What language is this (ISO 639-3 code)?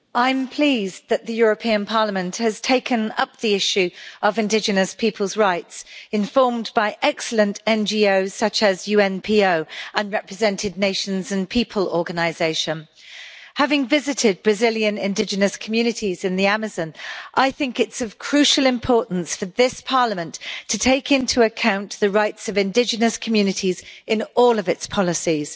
eng